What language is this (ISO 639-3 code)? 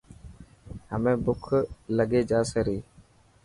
mki